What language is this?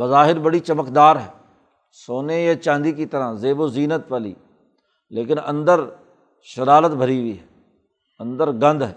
Urdu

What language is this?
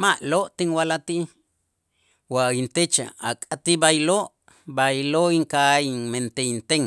Itzá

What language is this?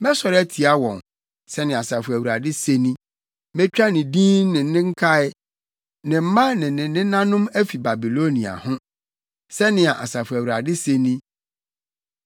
Akan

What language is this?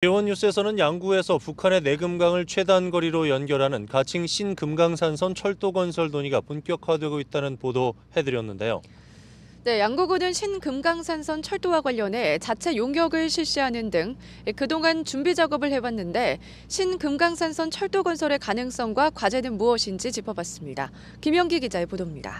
Korean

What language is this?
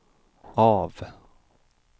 Swedish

